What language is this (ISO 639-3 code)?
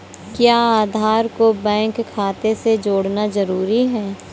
hin